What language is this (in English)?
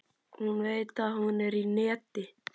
Icelandic